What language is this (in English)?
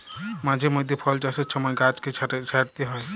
Bangla